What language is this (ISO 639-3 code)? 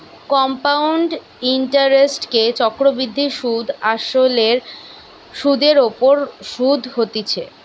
ben